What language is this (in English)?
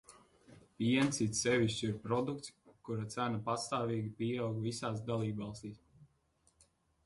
Latvian